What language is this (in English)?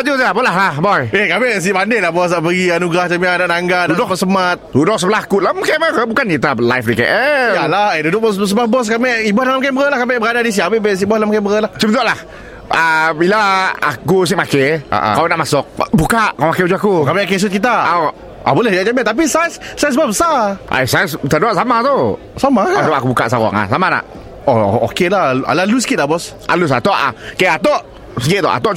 Malay